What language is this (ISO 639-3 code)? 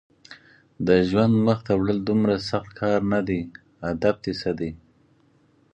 pus